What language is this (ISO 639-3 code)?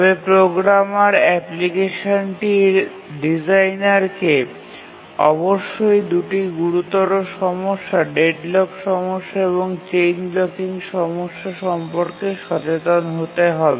ben